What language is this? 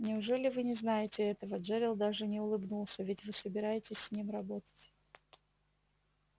Russian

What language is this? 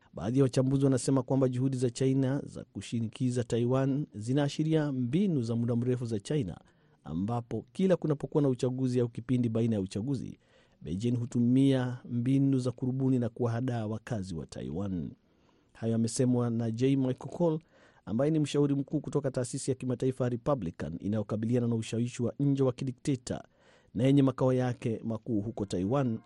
Swahili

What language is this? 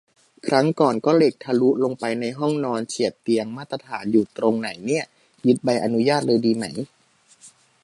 Thai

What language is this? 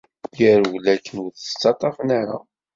Kabyle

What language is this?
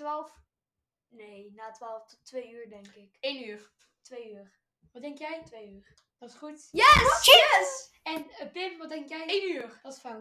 Dutch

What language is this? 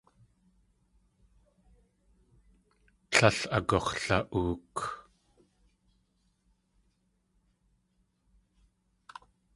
Tlingit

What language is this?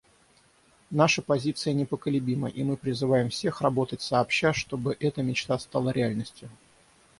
Russian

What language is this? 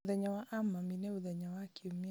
Kikuyu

